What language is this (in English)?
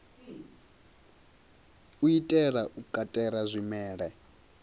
Venda